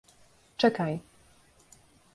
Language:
Polish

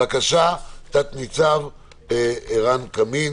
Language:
Hebrew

